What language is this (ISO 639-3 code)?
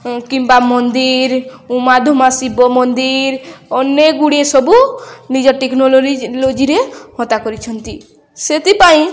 ori